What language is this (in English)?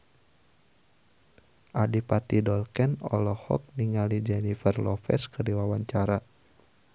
Sundanese